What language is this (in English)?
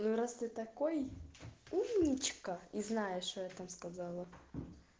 Russian